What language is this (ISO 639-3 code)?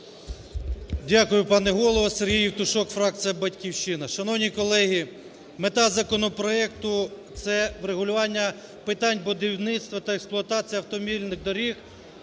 ukr